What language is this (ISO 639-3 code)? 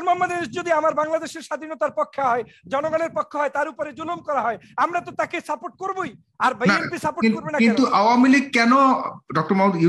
tur